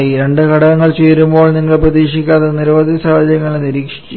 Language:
Malayalam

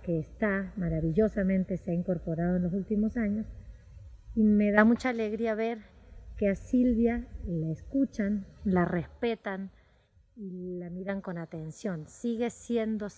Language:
Spanish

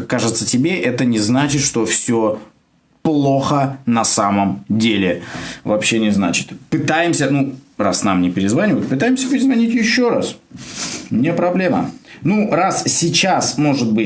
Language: Russian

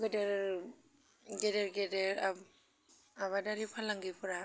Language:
Bodo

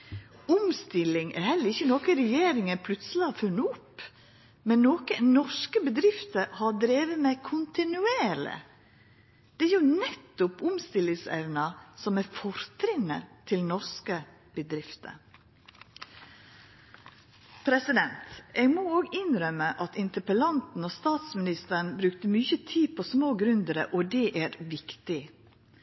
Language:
Norwegian Nynorsk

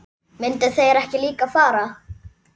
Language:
Icelandic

